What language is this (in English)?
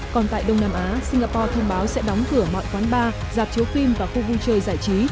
Vietnamese